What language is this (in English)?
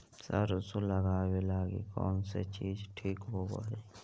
Magahi